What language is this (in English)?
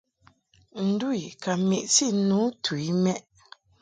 Mungaka